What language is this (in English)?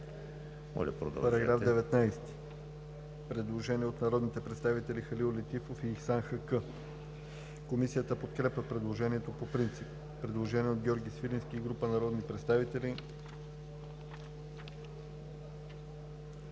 Bulgarian